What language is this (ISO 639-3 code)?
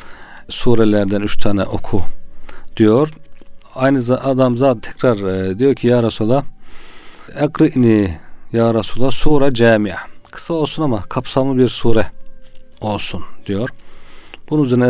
tur